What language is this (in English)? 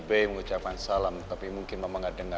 Indonesian